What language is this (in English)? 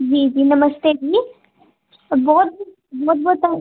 Dogri